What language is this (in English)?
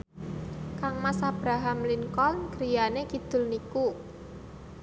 Javanese